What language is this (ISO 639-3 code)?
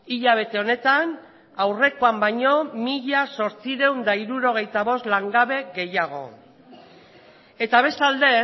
eus